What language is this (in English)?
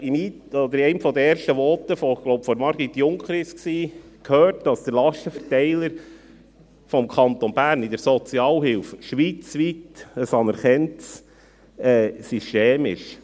Swiss German